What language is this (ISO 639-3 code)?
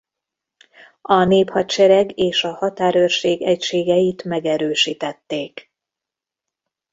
hun